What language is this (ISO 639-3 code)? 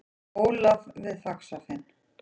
isl